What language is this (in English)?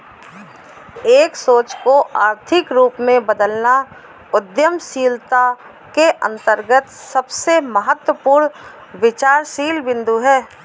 Hindi